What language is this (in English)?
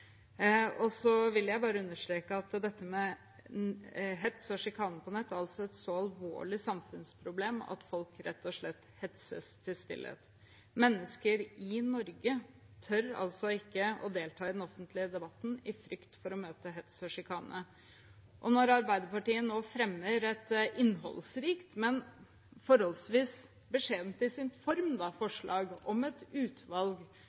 Norwegian Bokmål